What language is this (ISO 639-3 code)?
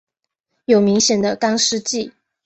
zho